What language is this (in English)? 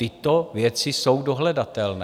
Czech